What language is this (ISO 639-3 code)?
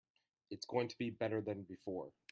eng